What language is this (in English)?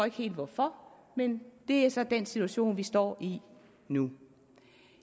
Danish